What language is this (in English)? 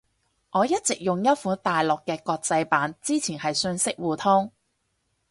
Cantonese